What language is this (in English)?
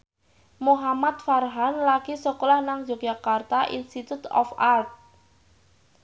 Javanese